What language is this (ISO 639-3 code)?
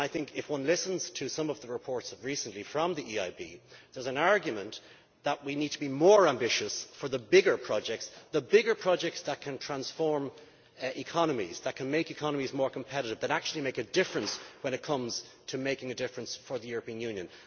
eng